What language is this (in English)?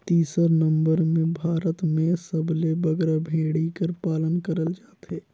Chhattisgarhi